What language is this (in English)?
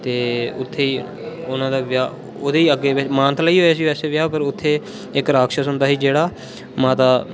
Dogri